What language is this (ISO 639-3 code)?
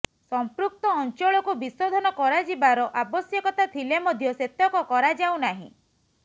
ori